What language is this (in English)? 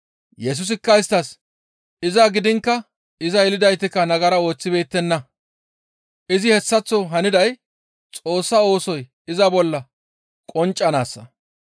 Gamo